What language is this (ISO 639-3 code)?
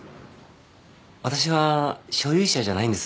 jpn